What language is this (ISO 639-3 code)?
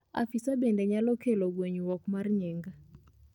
luo